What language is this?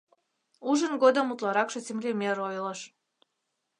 Mari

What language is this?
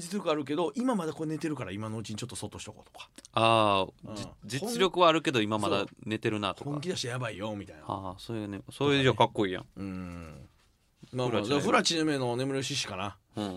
Japanese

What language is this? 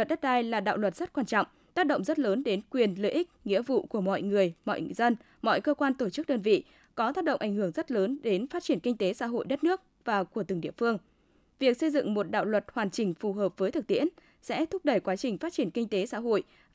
Vietnamese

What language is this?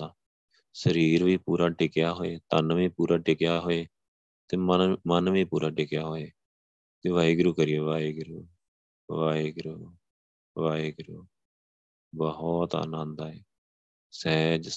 Punjabi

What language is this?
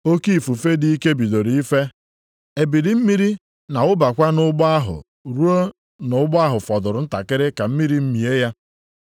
Igbo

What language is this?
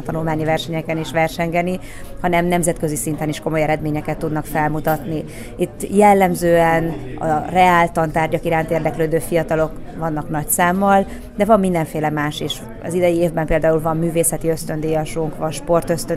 Hungarian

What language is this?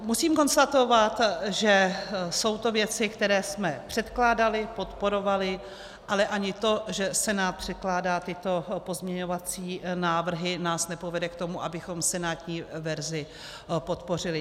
Czech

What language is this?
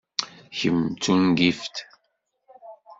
Kabyle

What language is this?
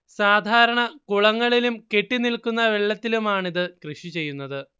Malayalam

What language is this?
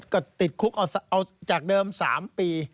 Thai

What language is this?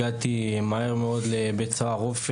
Hebrew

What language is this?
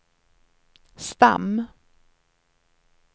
Swedish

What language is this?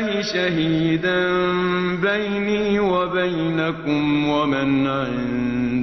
Arabic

